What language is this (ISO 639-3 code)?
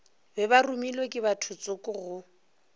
nso